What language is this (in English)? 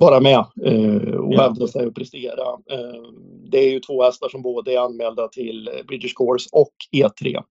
Swedish